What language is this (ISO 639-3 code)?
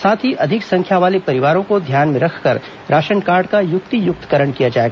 hin